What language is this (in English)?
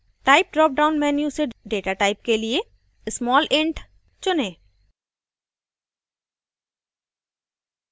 Hindi